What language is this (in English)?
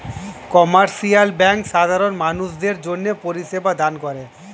Bangla